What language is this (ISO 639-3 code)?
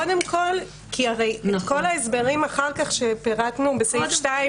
heb